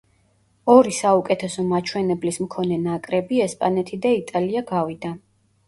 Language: Georgian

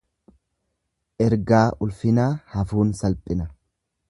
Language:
Oromo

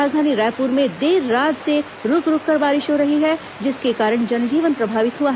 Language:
Hindi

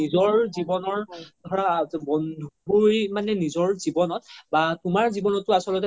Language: Assamese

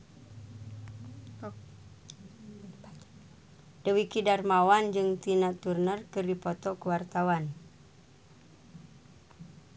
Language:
Sundanese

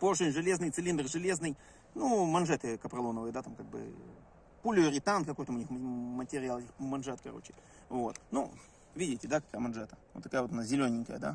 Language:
Russian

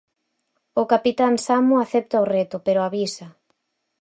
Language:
Galician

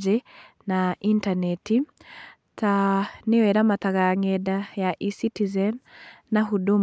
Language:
Kikuyu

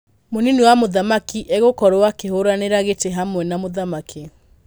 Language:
Kikuyu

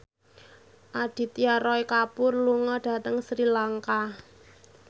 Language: Javanese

